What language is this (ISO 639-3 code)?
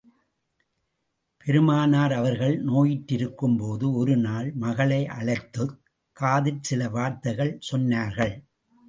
tam